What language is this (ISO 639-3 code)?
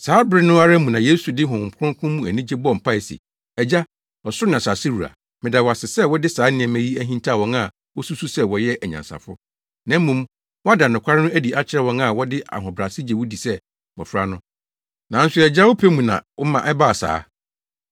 aka